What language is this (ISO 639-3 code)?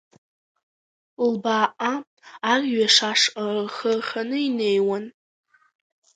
abk